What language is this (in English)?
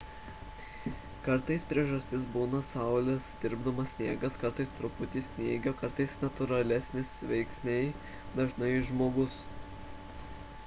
Lithuanian